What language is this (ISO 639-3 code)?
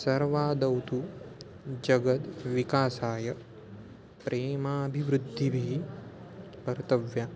san